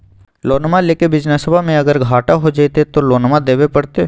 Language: Magahi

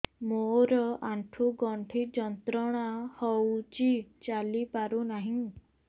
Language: Odia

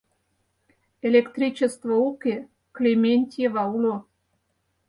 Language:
Mari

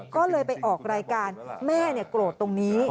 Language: Thai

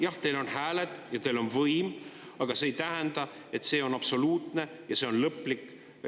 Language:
Estonian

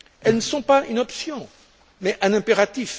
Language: French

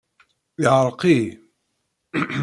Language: Kabyle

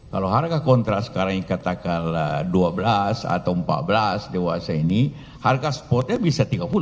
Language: Indonesian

